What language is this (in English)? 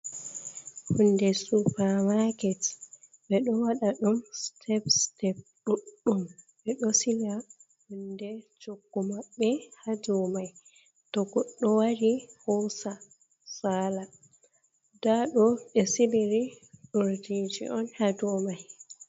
Fula